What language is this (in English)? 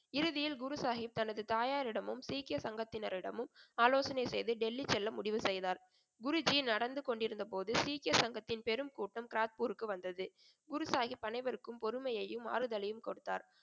Tamil